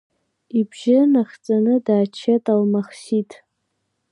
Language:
Abkhazian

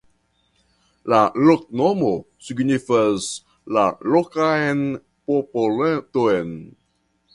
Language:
Esperanto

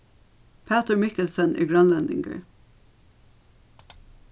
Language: Faroese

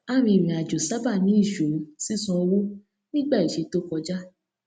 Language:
Yoruba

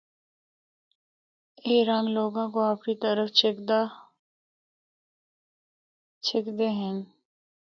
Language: Northern Hindko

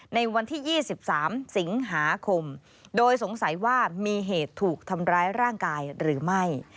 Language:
Thai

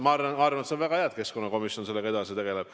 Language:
Estonian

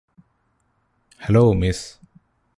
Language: Malayalam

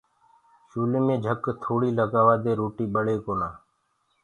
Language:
Gurgula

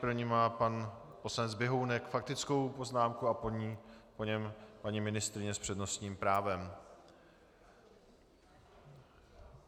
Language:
Czech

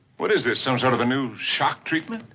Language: English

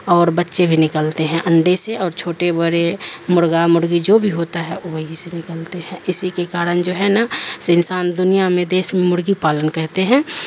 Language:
Urdu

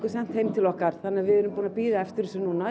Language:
Icelandic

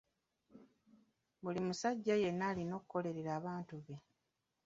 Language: Ganda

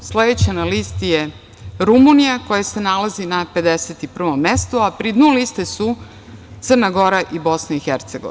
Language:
Serbian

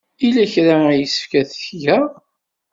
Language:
Kabyle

